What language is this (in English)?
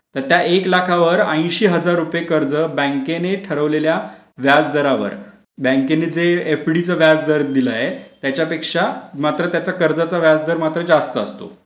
Marathi